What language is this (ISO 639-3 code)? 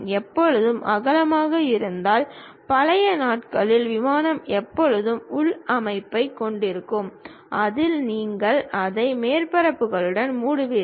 tam